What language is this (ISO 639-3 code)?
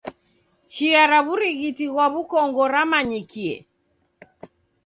dav